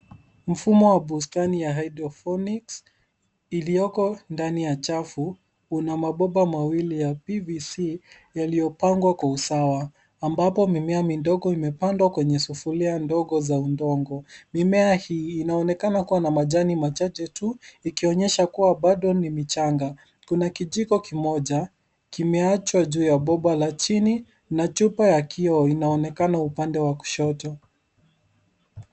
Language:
Swahili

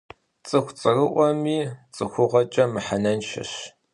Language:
Kabardian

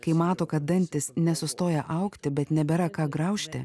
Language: Lithuanian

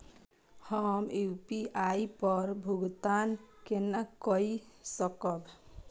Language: Maithili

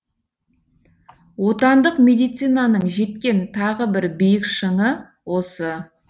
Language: Kazakh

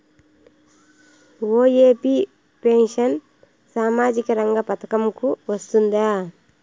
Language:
Telugu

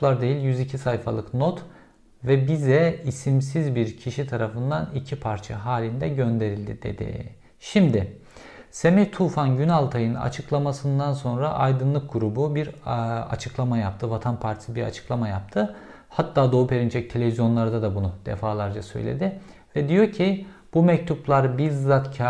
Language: Turkish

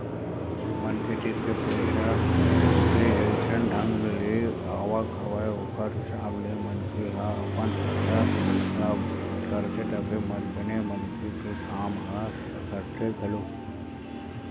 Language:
Chhattisgarhi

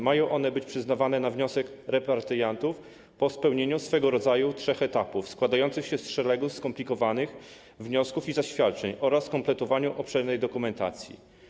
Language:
Polish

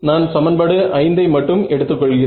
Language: Tamil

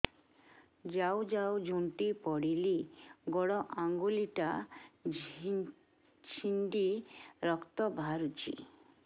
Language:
Odia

